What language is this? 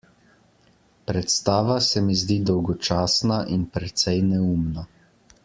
Slovenian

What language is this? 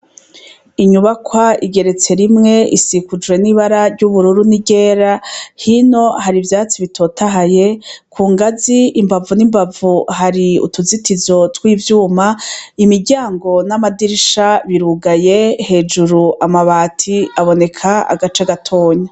Rundi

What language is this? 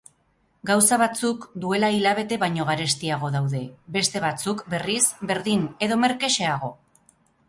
Basque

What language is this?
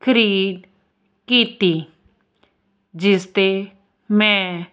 Punjabi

